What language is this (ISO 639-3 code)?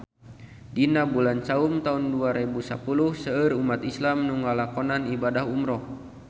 sun